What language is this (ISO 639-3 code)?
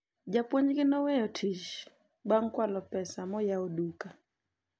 luo